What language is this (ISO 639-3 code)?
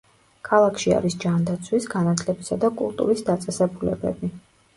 kat